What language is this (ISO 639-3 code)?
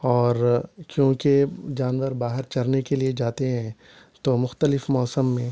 urd